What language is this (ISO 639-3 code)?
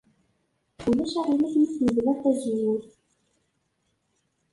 kab